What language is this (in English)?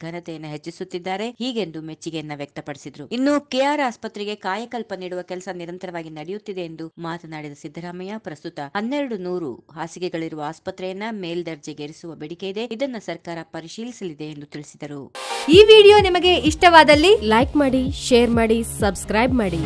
Arabic